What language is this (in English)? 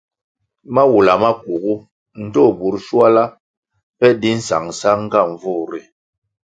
Kwasio